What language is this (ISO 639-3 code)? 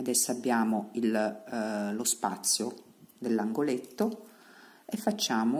ita